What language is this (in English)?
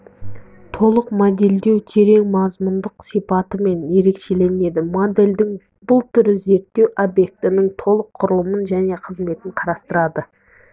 Kazakh